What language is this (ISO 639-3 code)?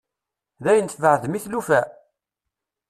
kab